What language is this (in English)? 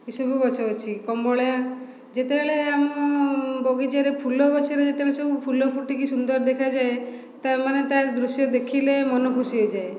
Odia